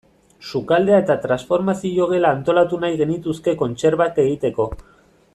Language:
Basque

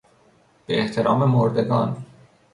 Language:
Persian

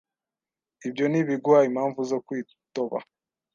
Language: Kinyarwanda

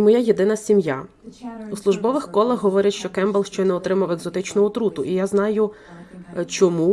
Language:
Ukrainian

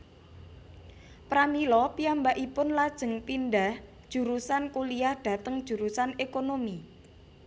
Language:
Javanese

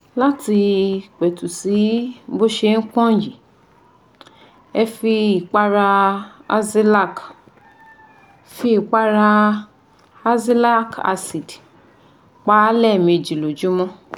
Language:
Yoruba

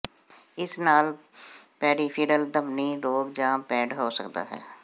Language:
Punjabi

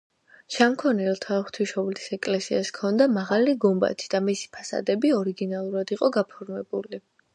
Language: Georgian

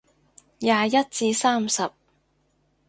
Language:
Cantonese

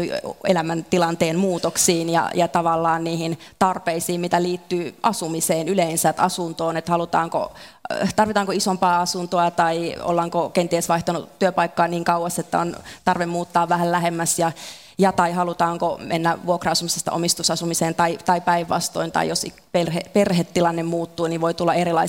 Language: Finnish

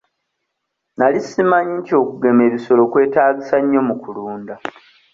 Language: Ganda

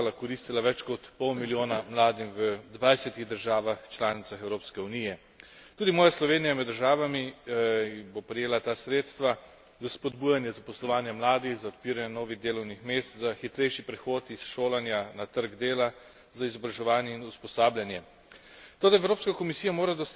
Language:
Slovenian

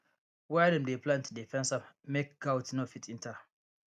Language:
Nigerian Pidgin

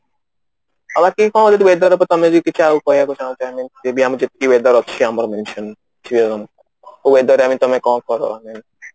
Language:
Odia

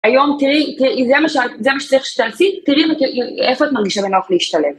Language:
Hebrew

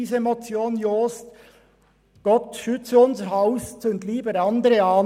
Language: Swiss German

